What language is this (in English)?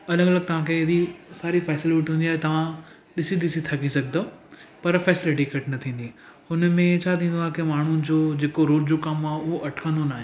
Sindhi